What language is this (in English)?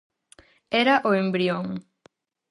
Galician